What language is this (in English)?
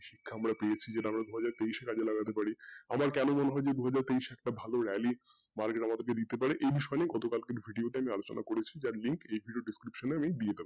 Bangla